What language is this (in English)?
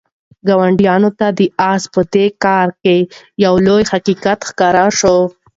Pashto